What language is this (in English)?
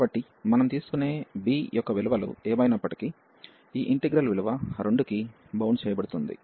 Telugu